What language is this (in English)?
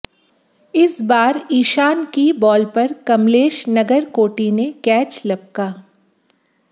Hindi